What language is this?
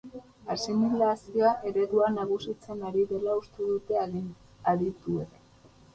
Basque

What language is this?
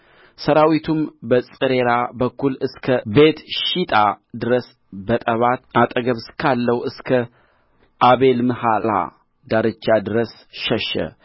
Amharic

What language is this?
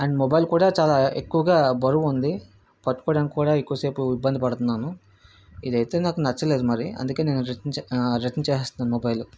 Telugu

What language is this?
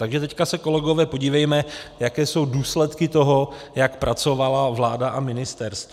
Czech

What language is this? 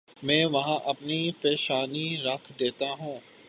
Urdu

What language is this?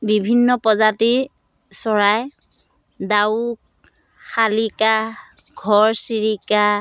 Assamese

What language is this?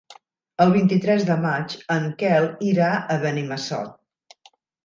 Catalan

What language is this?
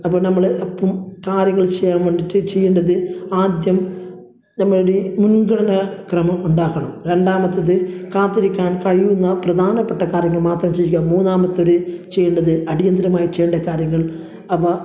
Malayalam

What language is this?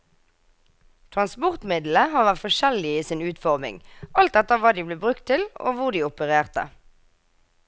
Norwegian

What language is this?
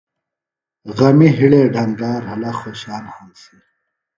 Phalura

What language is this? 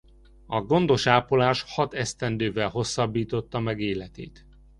Hungarian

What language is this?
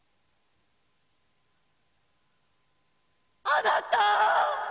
Japanese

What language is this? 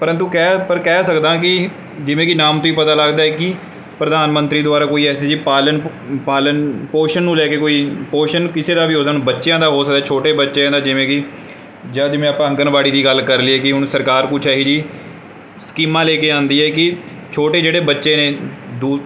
Punjabi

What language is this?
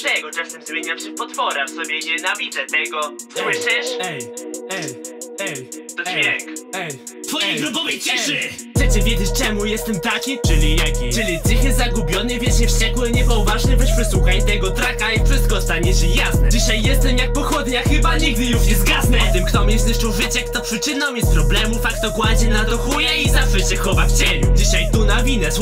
Polish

